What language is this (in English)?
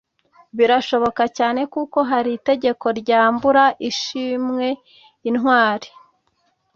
Kinyarwanda